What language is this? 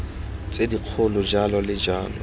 Tswana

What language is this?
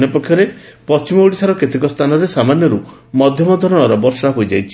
Odia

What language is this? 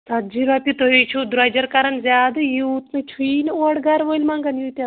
Kashmiri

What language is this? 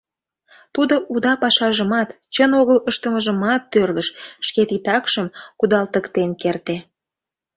Mari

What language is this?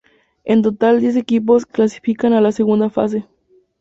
Spanish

